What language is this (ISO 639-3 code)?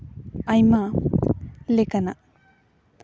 sat